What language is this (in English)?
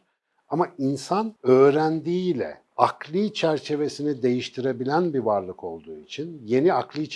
Turkish